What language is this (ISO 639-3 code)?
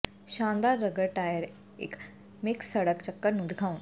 pan